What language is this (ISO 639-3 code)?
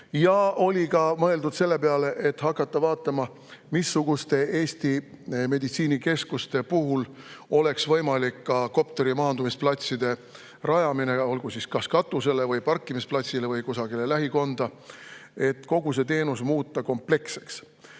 est